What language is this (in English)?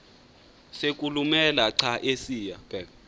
Xhosa